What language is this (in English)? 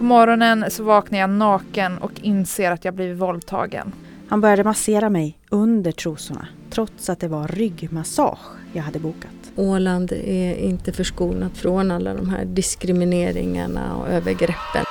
Swedish